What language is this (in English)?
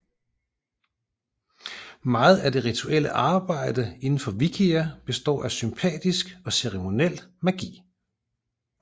Danish